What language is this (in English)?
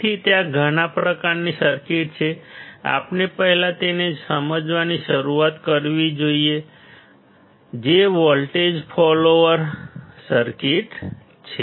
Gujarati